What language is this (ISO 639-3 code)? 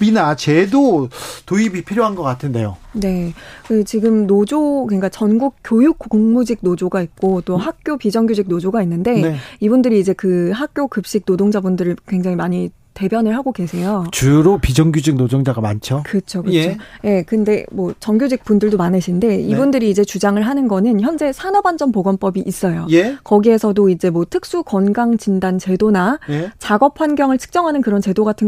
kor